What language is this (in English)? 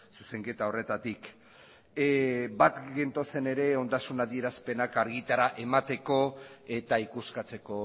Basque